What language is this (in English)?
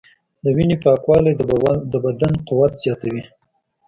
Pashto